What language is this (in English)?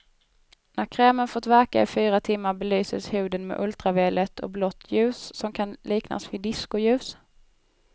Swedish